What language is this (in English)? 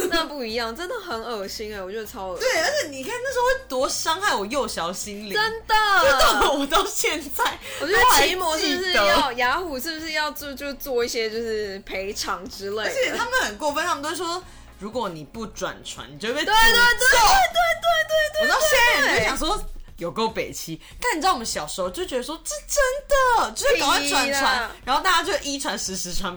Chinese